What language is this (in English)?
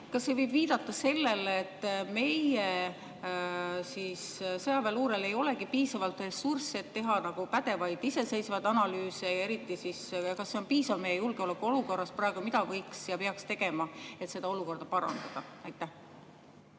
Estonian